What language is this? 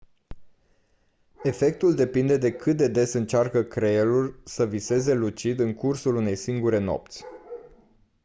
Romanian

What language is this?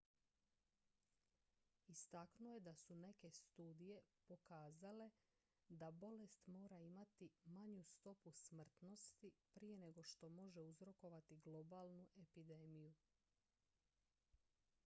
Croatian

